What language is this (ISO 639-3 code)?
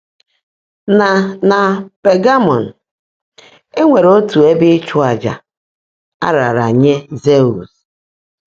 ibo